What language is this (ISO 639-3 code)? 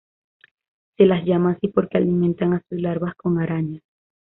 spa